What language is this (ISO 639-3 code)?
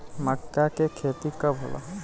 bho